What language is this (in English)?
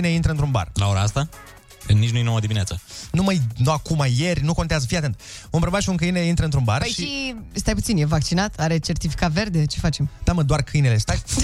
Romanian